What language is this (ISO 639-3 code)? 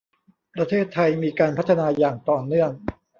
tha